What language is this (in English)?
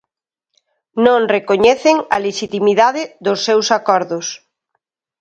Galician